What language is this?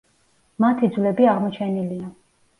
Georgian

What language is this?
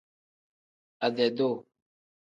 Tem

